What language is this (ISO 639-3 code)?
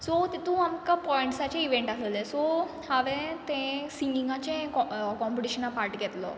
kok